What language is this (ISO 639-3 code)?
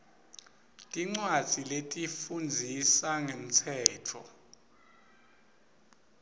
ssw